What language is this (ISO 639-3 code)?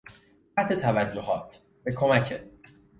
fas